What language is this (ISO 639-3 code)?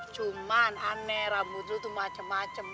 ind